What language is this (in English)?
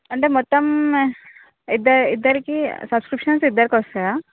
Telugu